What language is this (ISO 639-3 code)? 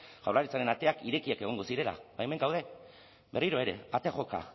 eus